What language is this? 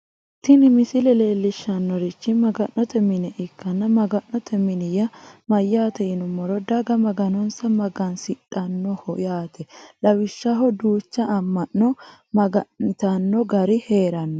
Sidamo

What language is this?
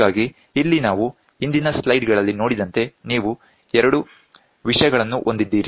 Kannada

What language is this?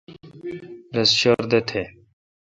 Kalkoti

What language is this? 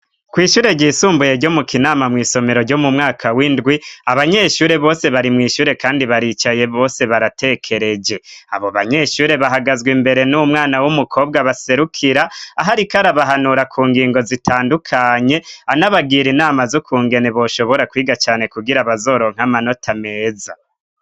Rundi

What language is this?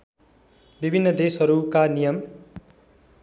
Nepali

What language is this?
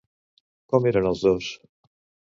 Catalan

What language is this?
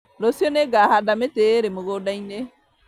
Kikuyu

